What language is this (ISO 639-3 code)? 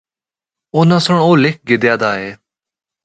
hno